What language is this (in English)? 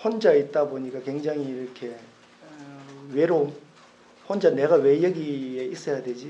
Korean